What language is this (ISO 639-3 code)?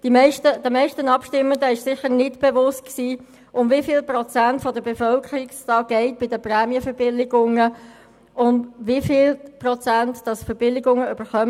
gsw